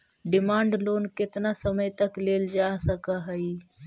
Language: Magahi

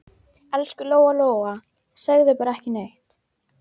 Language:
Icelandic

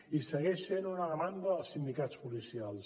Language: Catalan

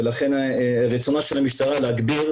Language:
Hebrew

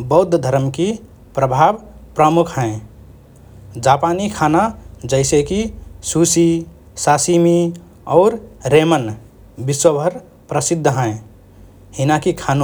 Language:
Rana Tharu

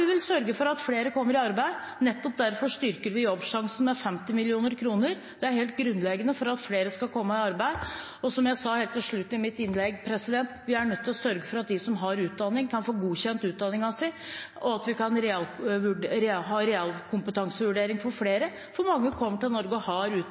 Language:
Norwegian Bokmål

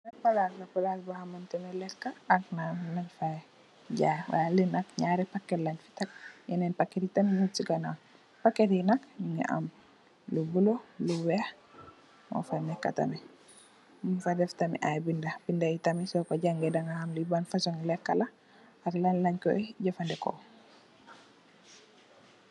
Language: Wolof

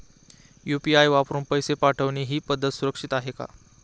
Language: Marathi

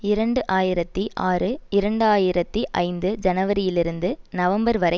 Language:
Tamil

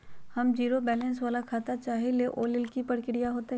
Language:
Magahi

